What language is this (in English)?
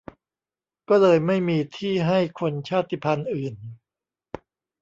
Thai